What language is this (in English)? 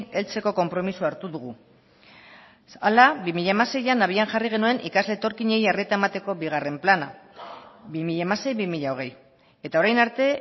Basque